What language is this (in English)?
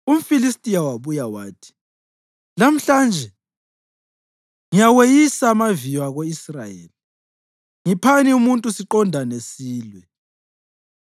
North Ndebele